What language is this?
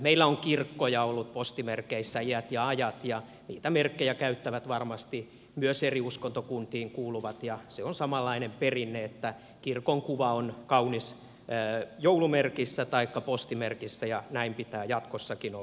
Finnish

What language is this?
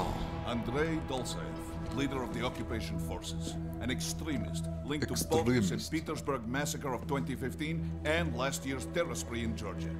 French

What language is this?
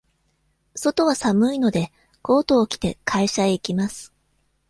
Japanese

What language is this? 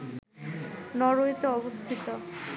Bangla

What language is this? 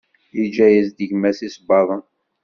Kabyle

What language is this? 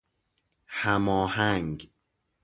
Persian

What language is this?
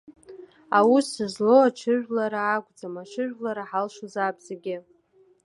Abkhazian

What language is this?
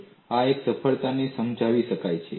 Gujarati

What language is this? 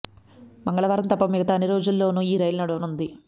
Telugu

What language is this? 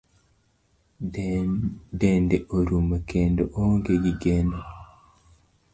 Luo (Kenya and Tanzania)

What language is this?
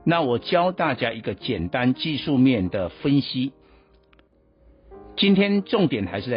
Chinese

